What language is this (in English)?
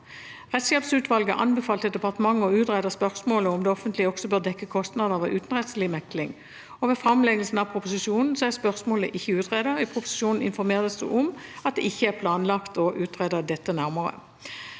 Norwegian